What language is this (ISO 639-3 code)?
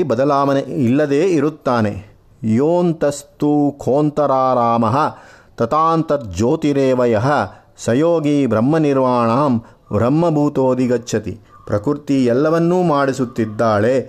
kan